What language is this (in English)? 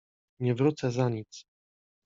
Polish